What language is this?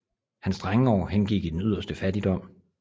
Danish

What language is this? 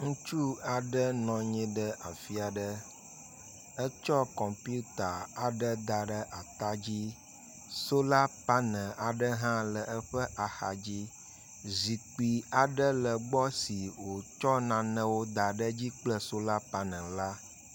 Ewe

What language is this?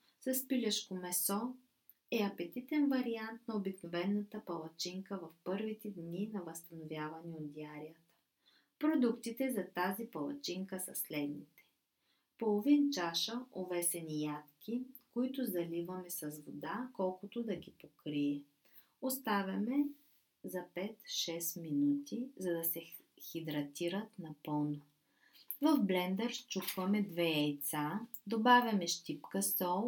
Bulgarian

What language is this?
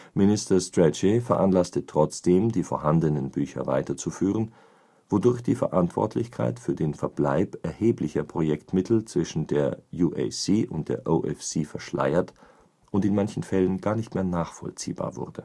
German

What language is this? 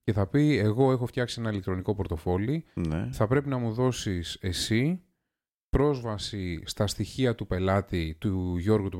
Greek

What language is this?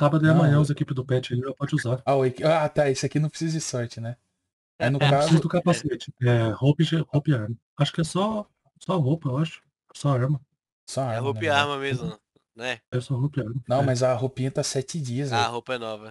Portuguese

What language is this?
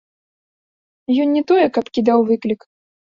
Belarusian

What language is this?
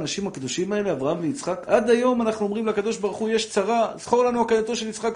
Hebrew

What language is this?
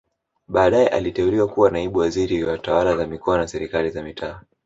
Swahili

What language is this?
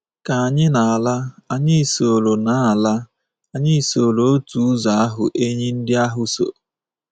Igbo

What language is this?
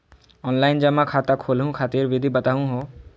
Magahi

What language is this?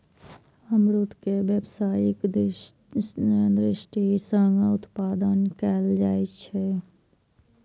Maithili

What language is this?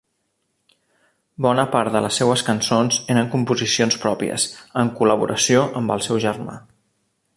Catalan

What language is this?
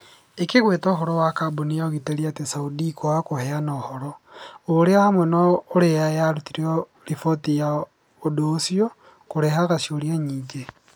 Kikuyu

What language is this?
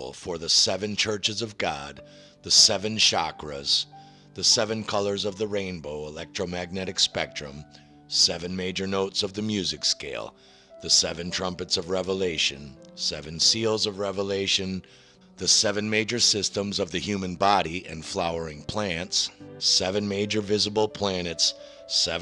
English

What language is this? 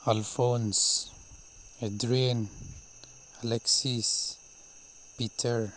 Manipuri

